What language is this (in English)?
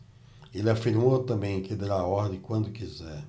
Portuguese